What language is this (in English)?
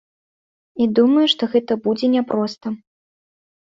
Belarusian